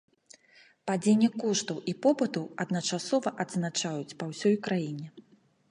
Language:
Belarusian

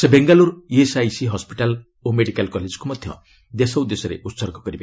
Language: Odia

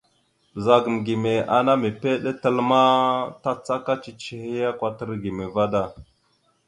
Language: Mada (Cameroon)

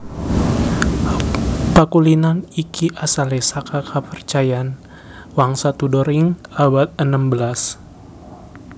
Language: Javanese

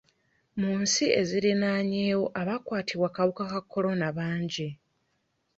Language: Ganda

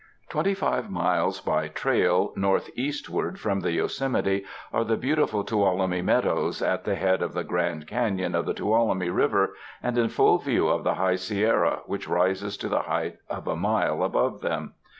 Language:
English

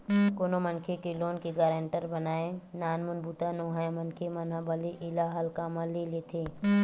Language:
Chhattisgarhi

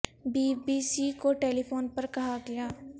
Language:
Urdu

